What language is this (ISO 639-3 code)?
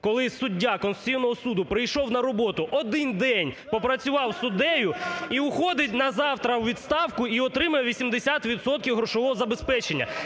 ukr